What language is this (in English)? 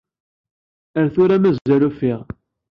Kabyle